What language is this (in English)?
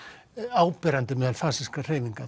Icelandic